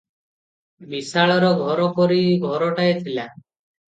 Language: Odia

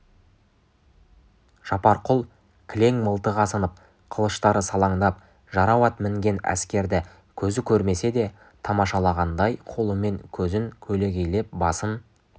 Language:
Kazakh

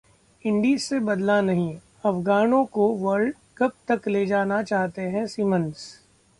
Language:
Hindi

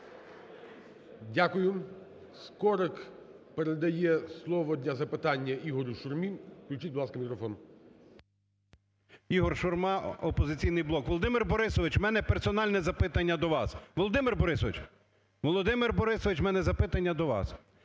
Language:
Ukrainian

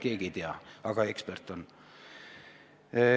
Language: Estonian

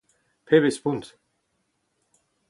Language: Breton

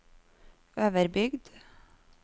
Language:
Norwegian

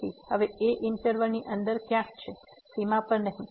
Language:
Gujarati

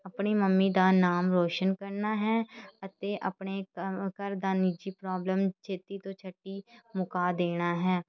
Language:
Punjabi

